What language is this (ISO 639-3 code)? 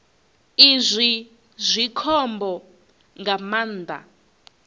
ven